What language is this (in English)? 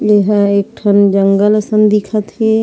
Chhattisgarhi